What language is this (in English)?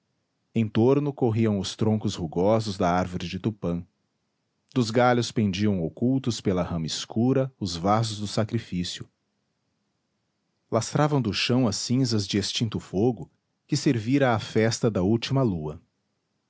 Portuguese